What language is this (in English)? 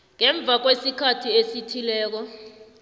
South Ndebele